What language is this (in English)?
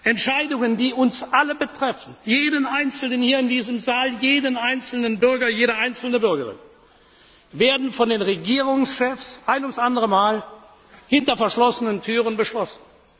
German